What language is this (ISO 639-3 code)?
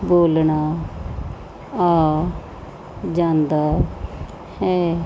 pan